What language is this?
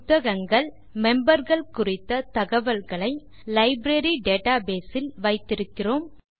Tamil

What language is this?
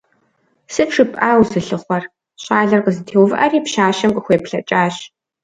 Kabardian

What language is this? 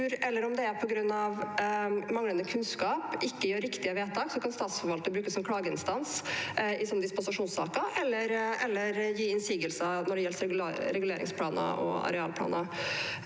Norwegian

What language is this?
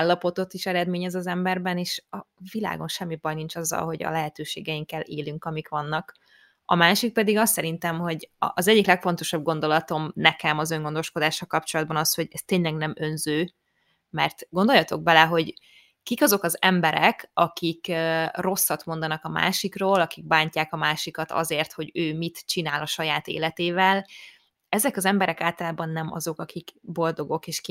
Hungarian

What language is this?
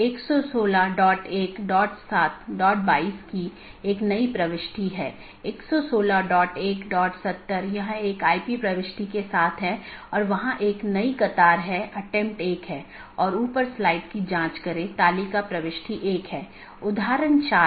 Hindi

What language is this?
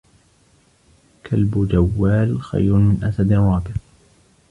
Arabic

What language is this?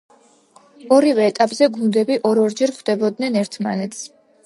Georgian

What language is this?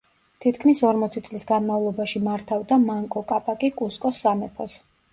Georgian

